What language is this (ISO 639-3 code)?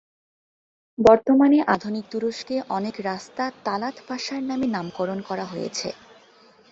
ben